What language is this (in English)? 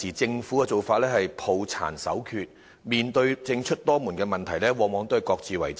Cantonese